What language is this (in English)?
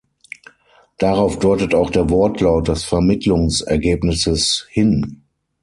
German